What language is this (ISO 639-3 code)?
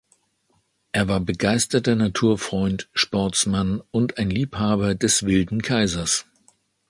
deu